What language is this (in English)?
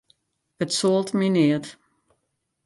Western Frisian